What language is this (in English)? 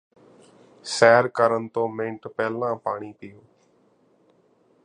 Punjabi